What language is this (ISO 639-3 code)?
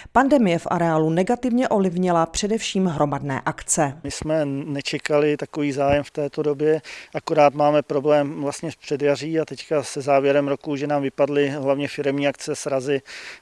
ces